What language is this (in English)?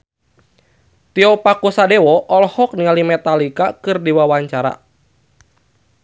Sundanese